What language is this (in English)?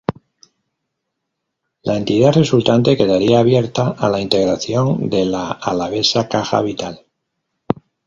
Spanish